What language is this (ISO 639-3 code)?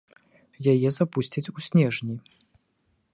bel